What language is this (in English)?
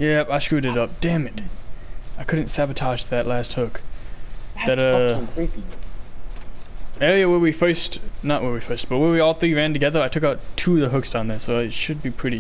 English